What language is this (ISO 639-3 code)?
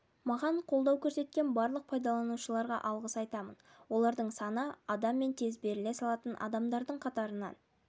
kaz